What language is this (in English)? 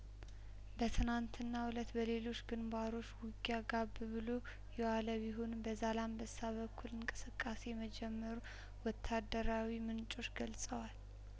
Amharic